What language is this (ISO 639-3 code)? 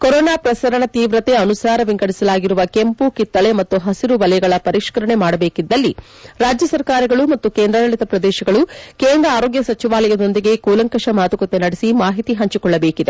kan